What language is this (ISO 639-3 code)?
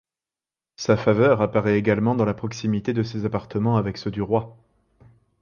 fra